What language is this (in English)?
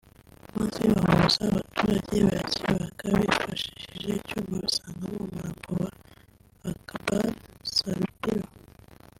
Kinyarwanda